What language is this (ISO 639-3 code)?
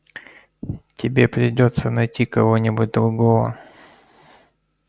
rus